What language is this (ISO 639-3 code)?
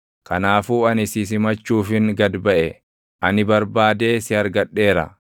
orm